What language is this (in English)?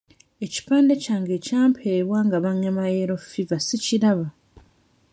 Ganda